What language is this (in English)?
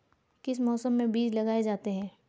Hindi